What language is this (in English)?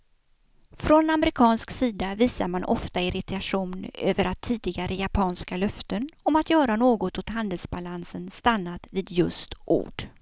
Swedish